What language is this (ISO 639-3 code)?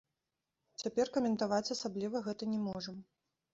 bel